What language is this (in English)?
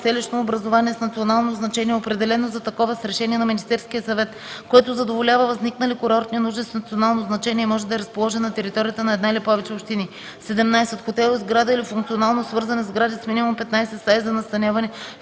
Bulgarian